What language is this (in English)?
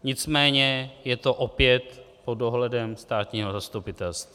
Czech